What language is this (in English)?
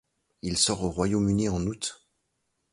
French